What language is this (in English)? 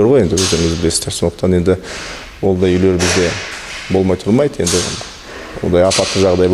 Turkish